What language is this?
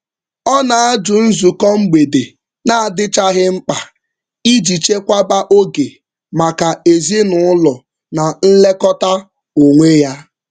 Igbo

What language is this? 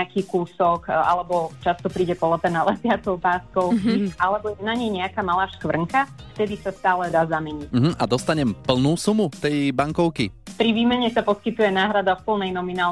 Slovak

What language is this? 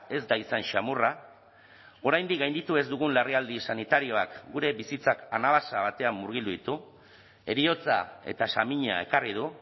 Basque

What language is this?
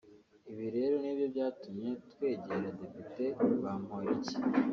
Kinyarwanda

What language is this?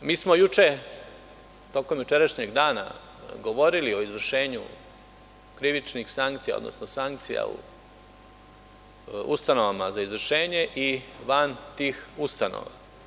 Serbian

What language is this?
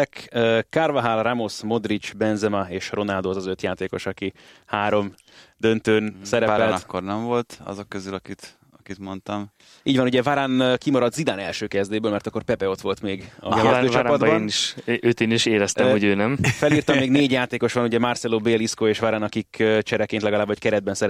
Hungarian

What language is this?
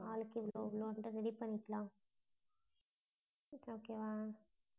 Tamil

